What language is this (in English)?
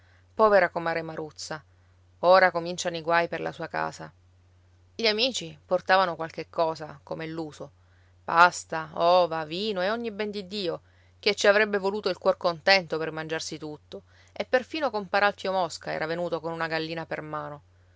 Italian